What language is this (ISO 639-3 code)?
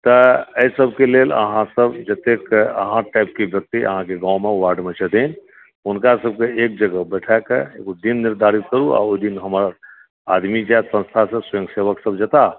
mai